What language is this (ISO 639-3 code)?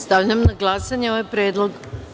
srp